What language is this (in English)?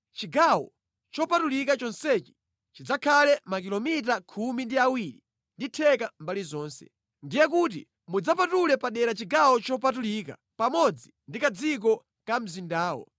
Nyanja